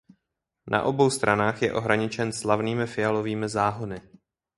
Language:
Czech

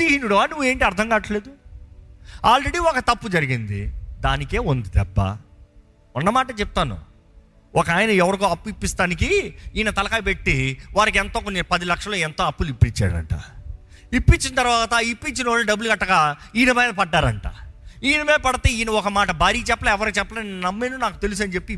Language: Telugu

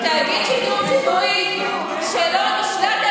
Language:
Hebrew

